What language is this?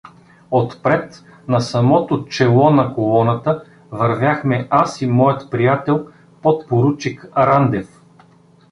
Bulgarian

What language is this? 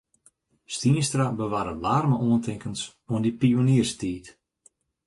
Western Frisian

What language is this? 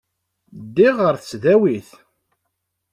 Kabyle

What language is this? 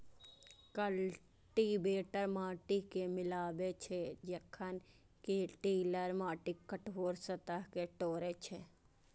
Maithili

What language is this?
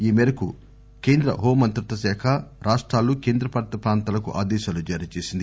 Telugu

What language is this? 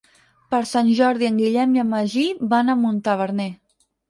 Catalan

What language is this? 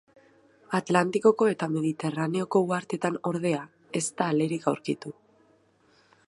Basque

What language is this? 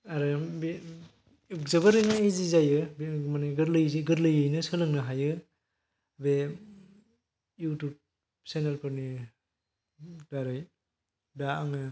Bodo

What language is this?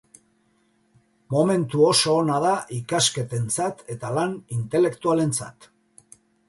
Basque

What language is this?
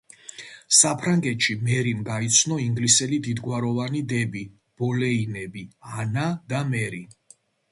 Georgian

